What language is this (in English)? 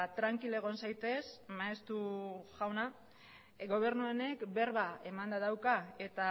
Basque